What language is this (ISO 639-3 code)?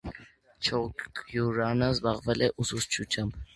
hye